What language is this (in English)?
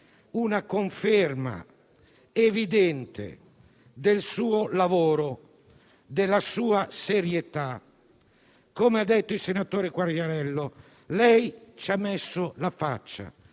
Italian